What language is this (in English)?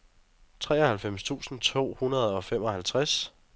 Danish